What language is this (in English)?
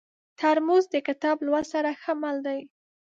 Pashto